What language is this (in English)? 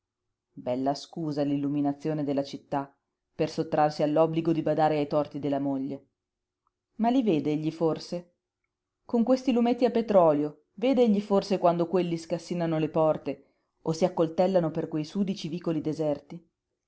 Italian